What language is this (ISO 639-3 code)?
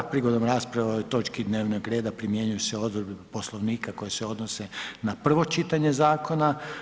hrv